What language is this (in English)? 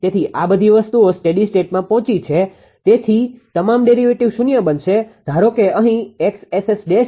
Gujarati